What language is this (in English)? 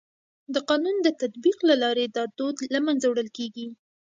Pashto